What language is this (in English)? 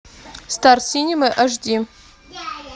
Russian